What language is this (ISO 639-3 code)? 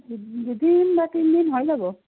asm